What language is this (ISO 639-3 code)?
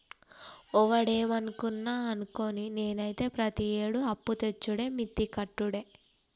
tel